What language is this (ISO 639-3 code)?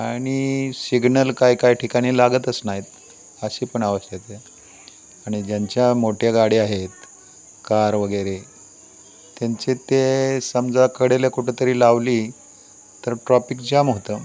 mar